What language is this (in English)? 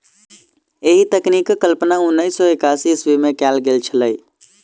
Maithili